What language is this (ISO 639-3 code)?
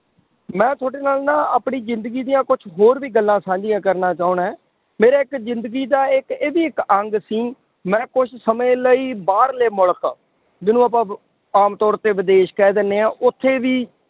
pan